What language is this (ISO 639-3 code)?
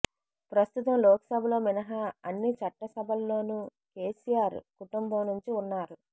tel